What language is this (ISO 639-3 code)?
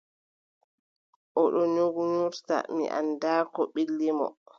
fub